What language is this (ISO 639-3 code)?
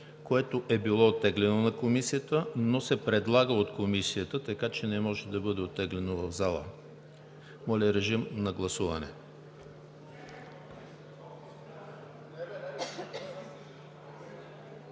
bul